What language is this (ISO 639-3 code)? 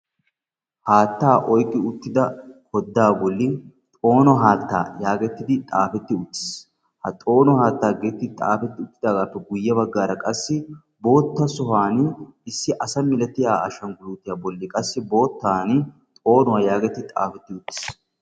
wal